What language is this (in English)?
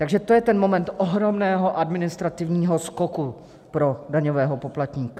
Czech